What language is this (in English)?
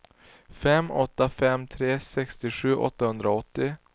Swedish